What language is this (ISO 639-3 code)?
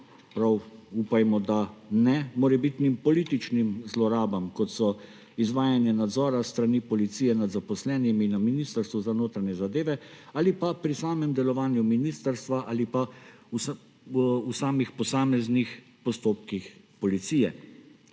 slv